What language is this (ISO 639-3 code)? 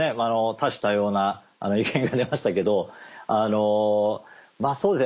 jpn